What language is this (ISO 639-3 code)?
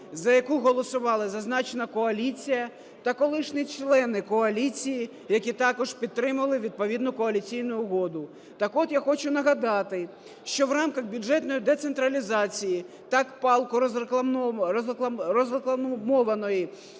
ukr